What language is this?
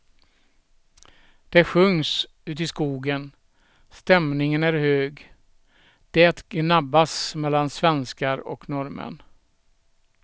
Swedish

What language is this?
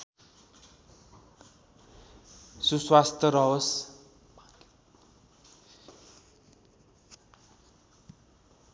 Nepali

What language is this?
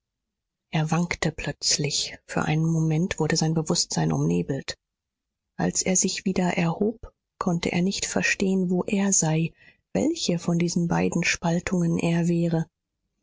German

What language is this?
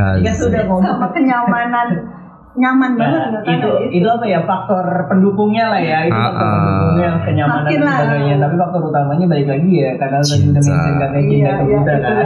Indonesian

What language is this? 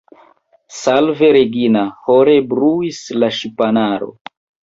Esperanto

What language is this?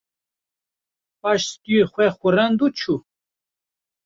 Kurdish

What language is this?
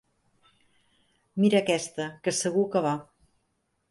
Catalan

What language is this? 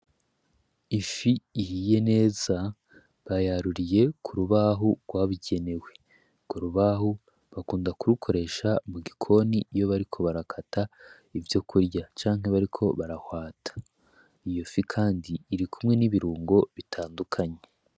Rundi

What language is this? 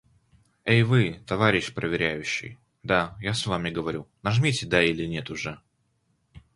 Russian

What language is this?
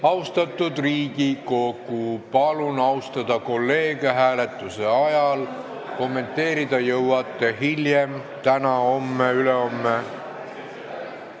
Estonian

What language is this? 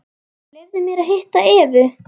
Icelandic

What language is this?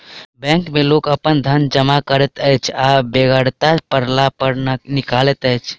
Maithili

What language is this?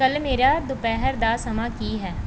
Punjabi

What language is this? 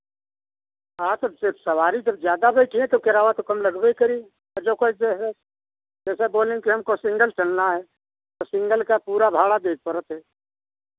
Hindi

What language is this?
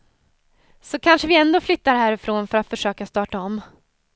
Swedish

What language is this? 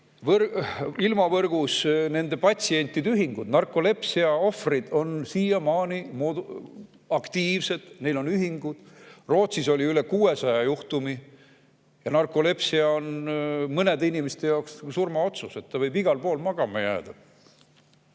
Estonian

